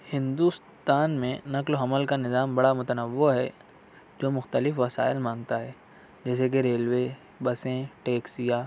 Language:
Urdu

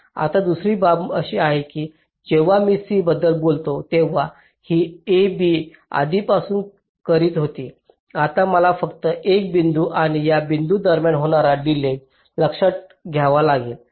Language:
Marathi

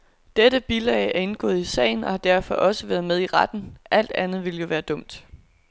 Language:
Danish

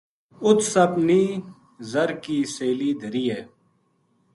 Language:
Gujari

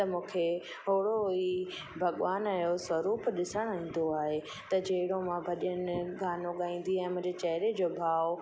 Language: Sindhi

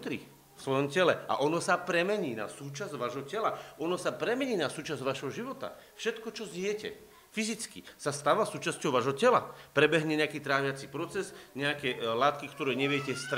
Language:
Slovak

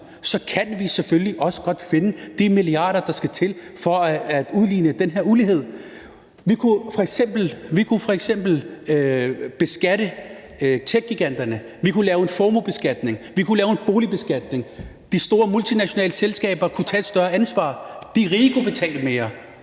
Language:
Danish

